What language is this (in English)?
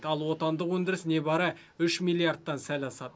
Kazakh